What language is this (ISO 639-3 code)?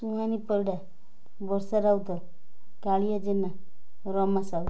ori